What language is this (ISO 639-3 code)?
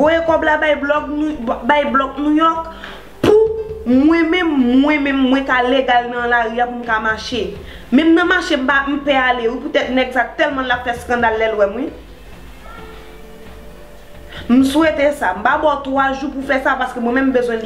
fra